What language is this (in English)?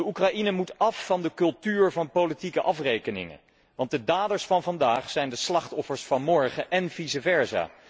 Dutch